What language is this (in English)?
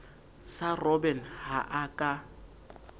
Southern Sotho